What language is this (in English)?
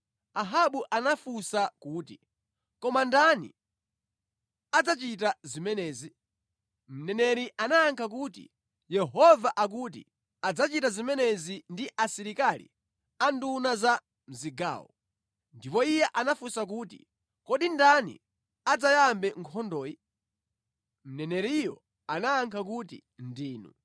Nyanja